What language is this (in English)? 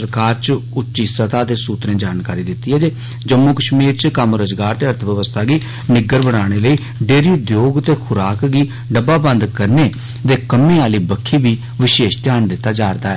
Dogri